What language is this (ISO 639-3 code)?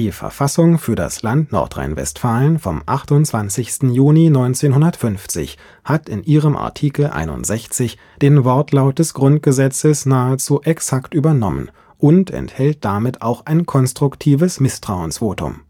deu